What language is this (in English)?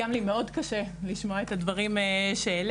Hebrew